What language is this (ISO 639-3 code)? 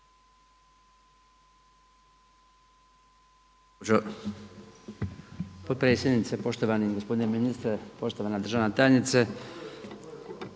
hrv